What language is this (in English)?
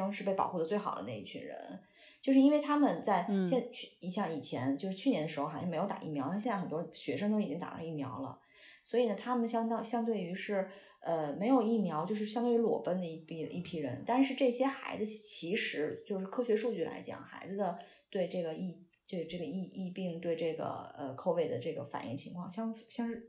Chinese